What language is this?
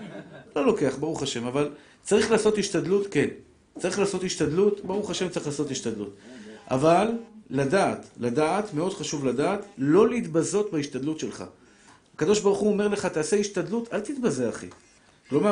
Hebrew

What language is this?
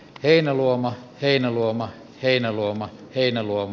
Finnish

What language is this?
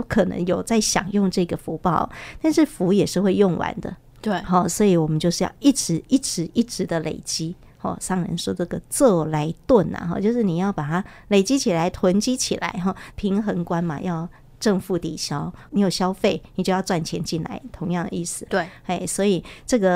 Chinese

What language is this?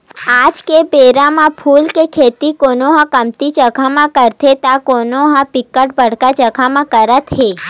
Chhattisgarhi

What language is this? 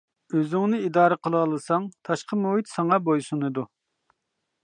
Uyghur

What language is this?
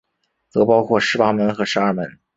Chinese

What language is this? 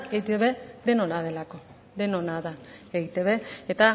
Basque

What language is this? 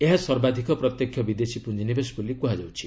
Odia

